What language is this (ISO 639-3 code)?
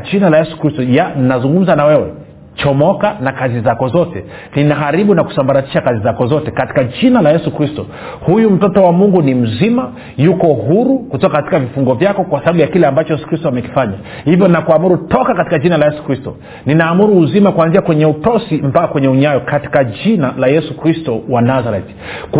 swa